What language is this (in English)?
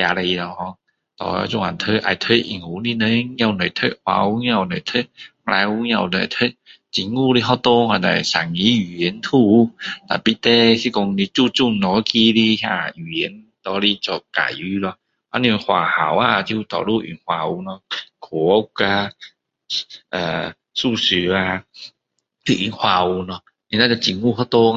Min Dong Chinese